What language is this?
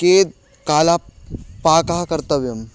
Sanskrit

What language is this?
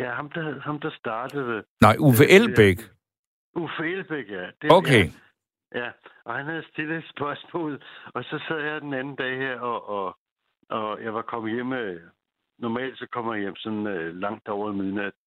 Danish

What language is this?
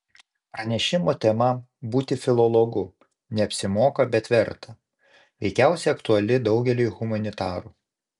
Lithuanian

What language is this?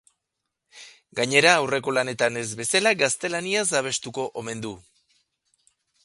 Basque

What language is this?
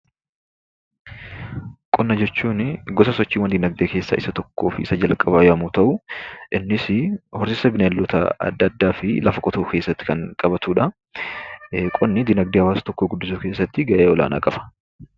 Oromo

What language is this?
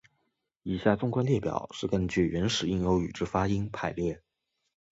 Chinese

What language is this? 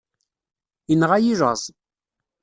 Kabyle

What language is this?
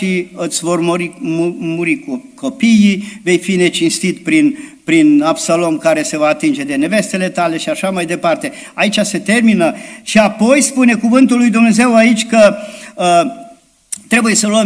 Romanian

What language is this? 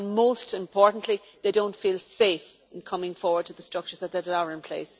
English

